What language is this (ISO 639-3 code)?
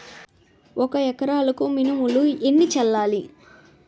tel